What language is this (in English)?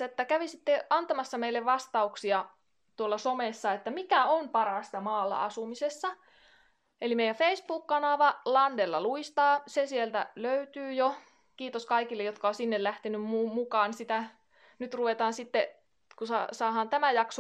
Finnish